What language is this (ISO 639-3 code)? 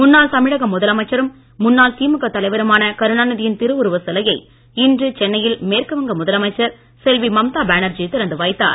tam